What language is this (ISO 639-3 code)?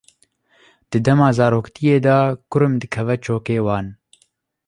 kur